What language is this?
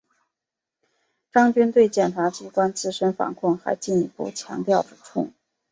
Chinese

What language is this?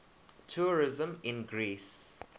English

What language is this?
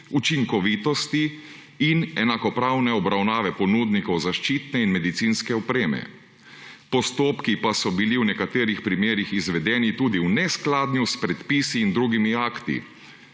Slovenian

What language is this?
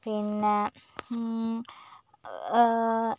Malayalam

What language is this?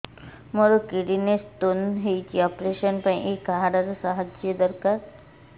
Odia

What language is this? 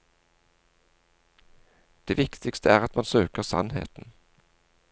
Norwegian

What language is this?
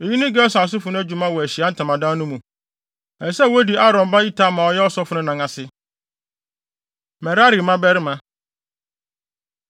Akan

